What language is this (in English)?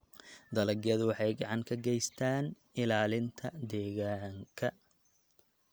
Somali